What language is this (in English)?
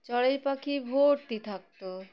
Bangla